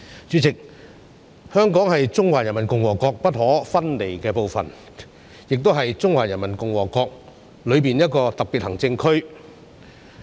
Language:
Cantonese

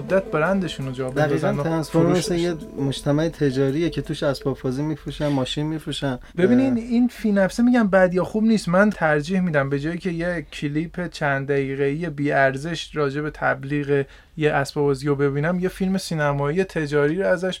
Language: Persian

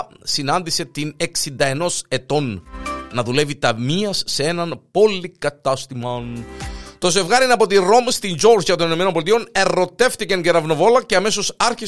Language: Greek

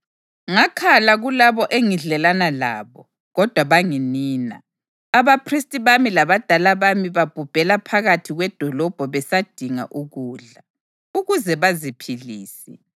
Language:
North Ndebele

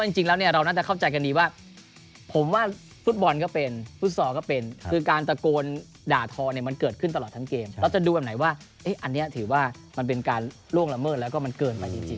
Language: Thai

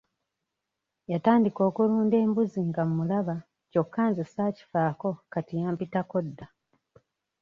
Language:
Ganda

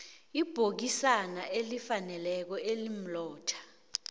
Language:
South Ndebele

